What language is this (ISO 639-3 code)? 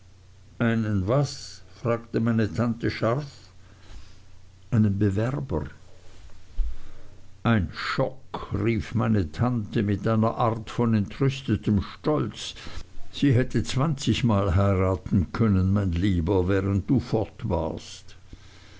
deu